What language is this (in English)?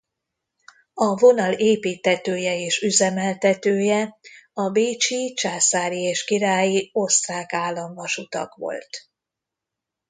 Hungarian